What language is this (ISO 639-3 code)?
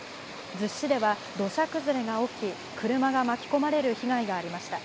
jpn